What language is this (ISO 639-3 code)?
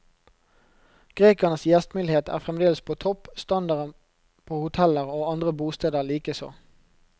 nor